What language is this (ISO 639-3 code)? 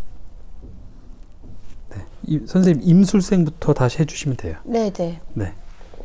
kor